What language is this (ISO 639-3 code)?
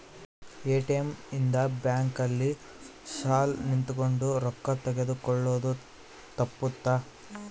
kan